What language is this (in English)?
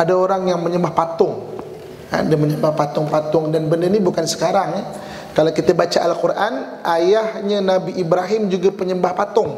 Malay